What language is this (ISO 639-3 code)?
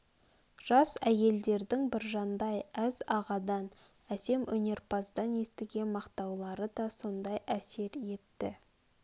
kaz